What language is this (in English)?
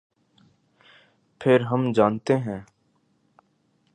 Urdu